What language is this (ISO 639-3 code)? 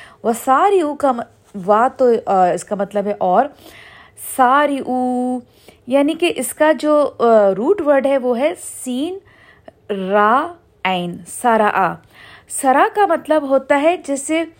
urd